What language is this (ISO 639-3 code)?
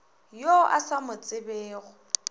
nso